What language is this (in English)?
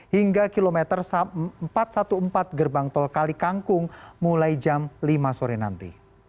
Indonesian